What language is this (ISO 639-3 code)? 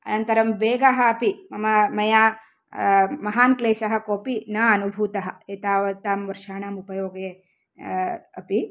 san